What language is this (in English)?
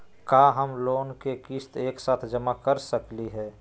Magahi